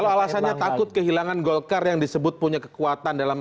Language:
Indonesian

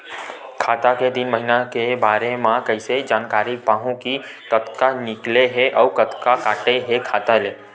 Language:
Chhattisgarhi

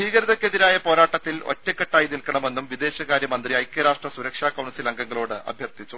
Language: Malayalam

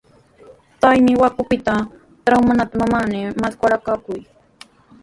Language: Sihuas Ancash Quechua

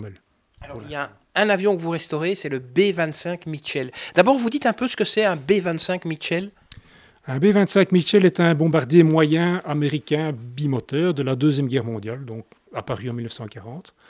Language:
French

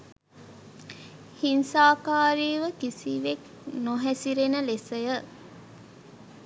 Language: Sinhala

